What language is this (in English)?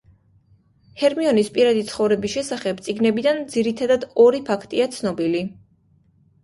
Georgian